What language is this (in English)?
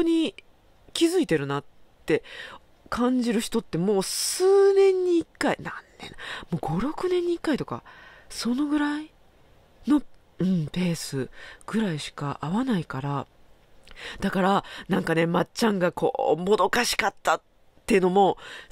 Japanese